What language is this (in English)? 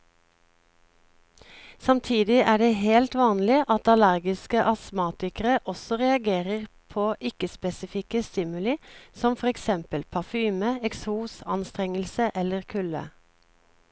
Norwegian